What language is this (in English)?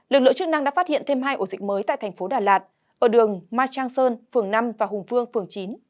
Vietnamese